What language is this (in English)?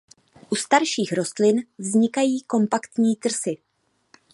Czech